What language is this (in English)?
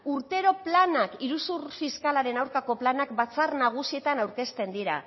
Basque